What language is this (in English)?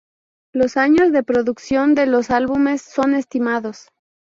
Spanish